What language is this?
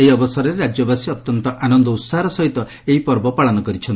Odia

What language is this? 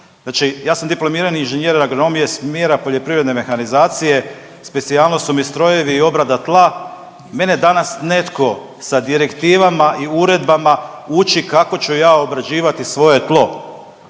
Croatian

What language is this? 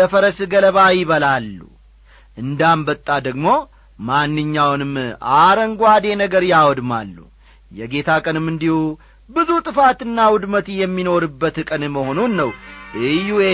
Amharic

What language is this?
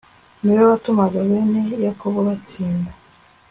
Kinyarwanda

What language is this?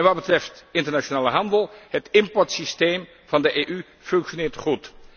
Dutch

